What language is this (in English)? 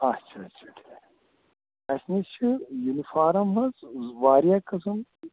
Kashmiri